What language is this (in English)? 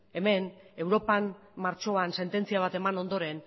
Basque